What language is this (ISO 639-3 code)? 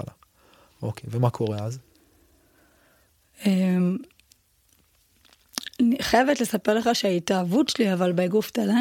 heb